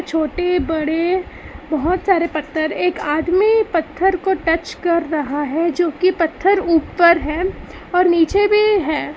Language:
Hindi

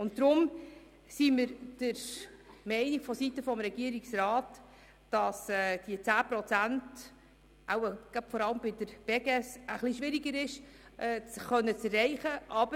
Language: Swiss German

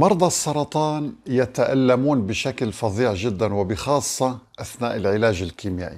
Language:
Arabic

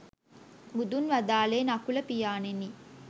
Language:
Sinhala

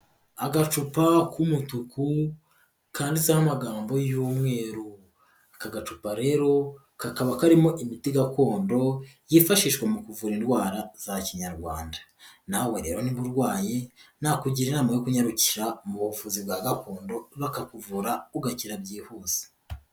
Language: Kinyarwanda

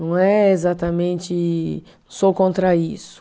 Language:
Portuguese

